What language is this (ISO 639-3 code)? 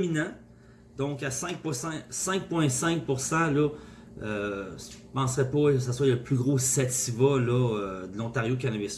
fra